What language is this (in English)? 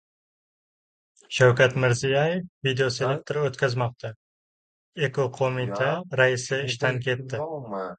Uzbek